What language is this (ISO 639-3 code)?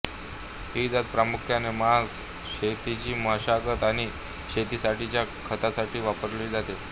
mar